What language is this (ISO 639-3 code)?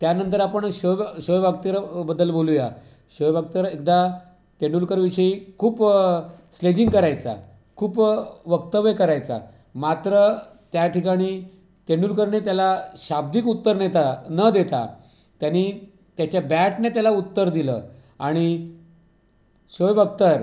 mar